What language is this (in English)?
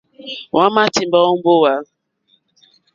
Mokpwe